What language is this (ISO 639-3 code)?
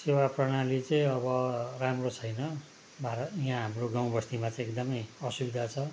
nep